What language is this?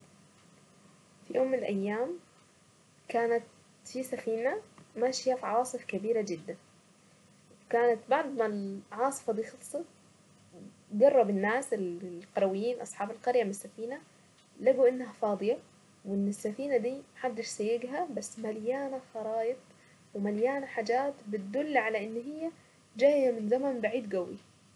Saidi Arabic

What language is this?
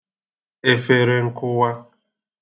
Igbo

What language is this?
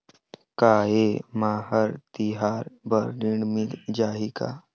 Chhattisgarhi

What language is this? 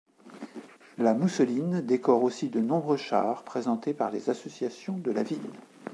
French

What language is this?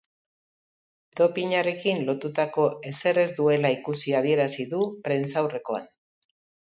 Basque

